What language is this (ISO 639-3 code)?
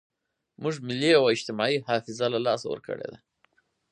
pus